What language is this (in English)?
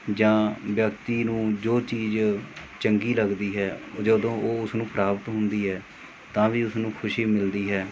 Punjabi